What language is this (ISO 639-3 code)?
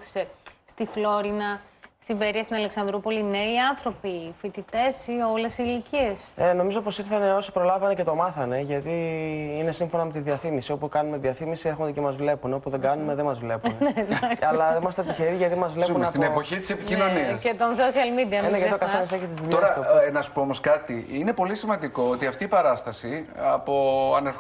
ell